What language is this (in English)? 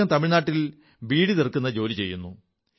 Malayalam